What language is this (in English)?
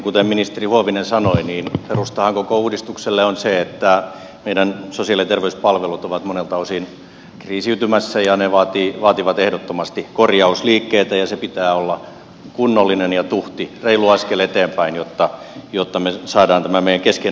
Finnish